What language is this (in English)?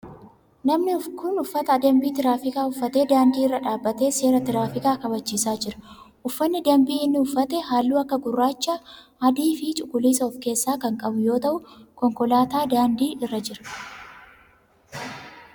Oromo